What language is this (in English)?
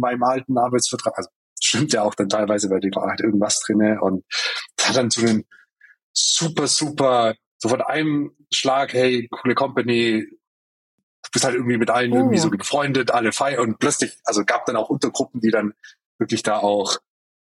German